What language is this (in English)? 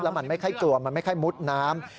Thai